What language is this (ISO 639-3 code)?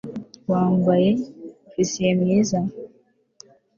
kin